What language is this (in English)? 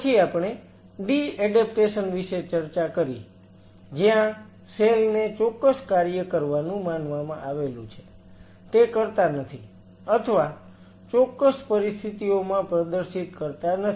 Gujarati